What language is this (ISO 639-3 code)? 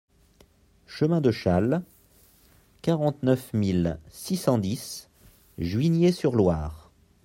fra